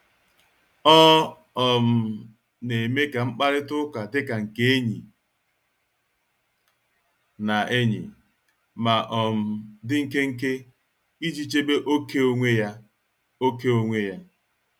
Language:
Igbo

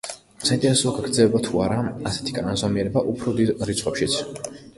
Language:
Georgian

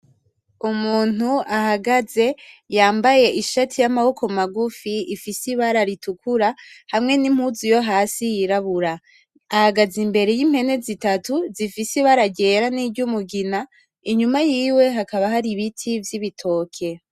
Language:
Rundi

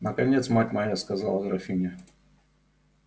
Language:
Russian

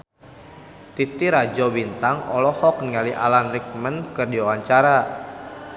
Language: Sundanese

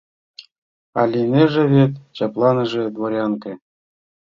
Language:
Mari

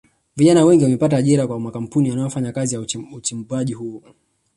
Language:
Swahili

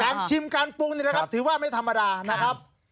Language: Thai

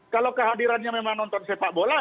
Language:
Indonesian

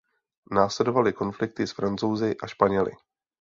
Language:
Czech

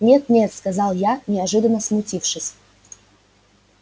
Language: Russian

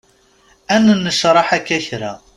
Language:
Kabyle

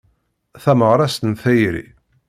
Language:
Kabyle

